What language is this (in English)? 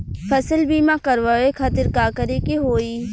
Bhojpuri